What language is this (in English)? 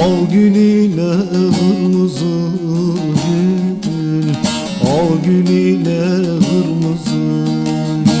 Turkish